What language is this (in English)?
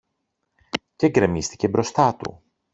Greek